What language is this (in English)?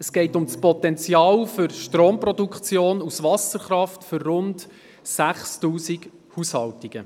Swiss German